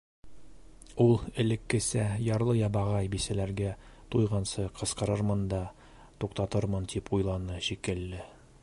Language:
Bashkir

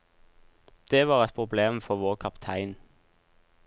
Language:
Norwegian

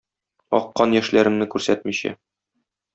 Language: Tatar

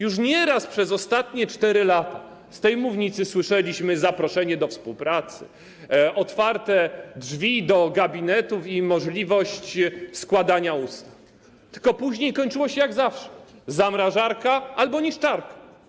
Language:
Polish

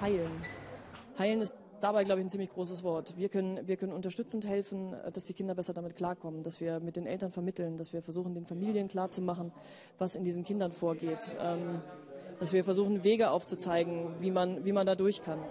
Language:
German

